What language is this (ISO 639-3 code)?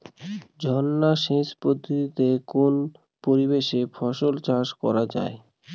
ben